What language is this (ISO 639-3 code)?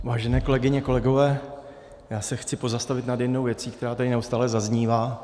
ces